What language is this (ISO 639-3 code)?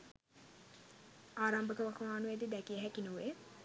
sin